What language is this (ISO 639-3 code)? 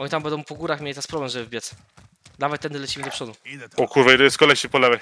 pol